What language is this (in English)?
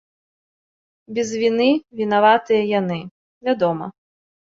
Belarusian